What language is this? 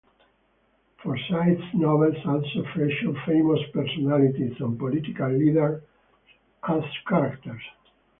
English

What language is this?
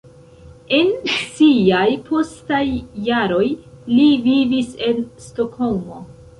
Esperanto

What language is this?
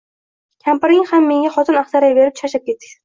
Uzbek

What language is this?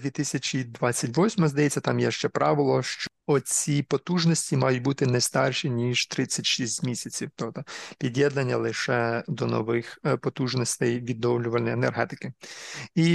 Ukrainian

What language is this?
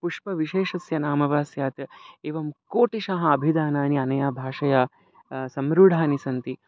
Sanskrit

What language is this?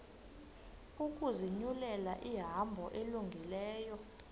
Xhosa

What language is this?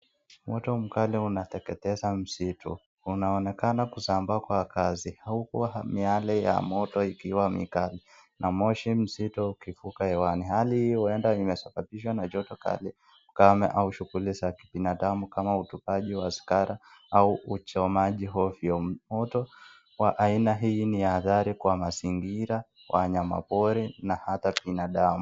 Swahili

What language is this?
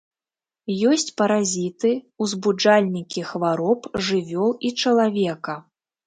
Belarusian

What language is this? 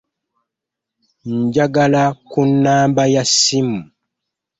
Ganda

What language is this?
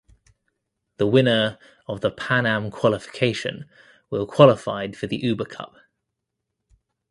English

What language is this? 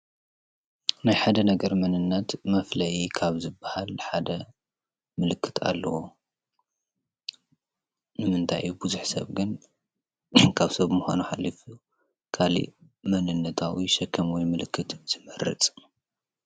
Tigrinya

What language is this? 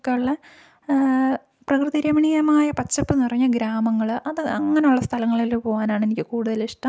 Malayalam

